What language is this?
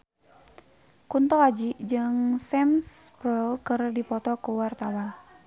Sundanese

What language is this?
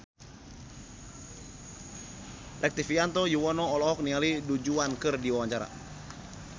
Sundanese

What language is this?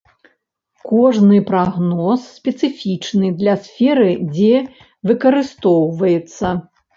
Belarusian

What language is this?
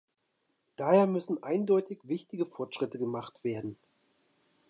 German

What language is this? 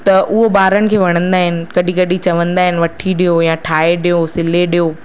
Sindhi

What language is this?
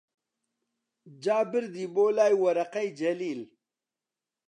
Central Kurdish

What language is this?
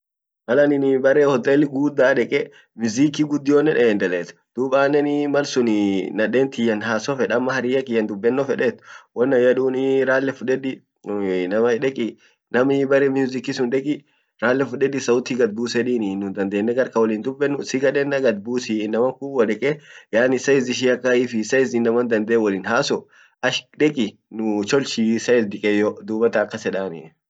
Orma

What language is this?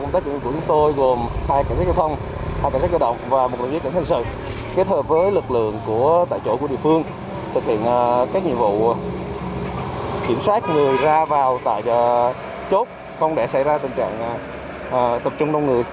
Vietnamese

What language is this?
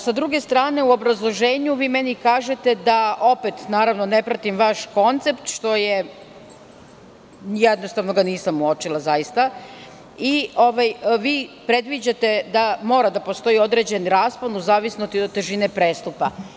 Serbian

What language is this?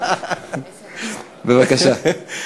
Hebrew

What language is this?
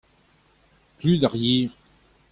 Breton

